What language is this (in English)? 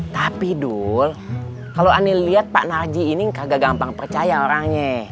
Indonesian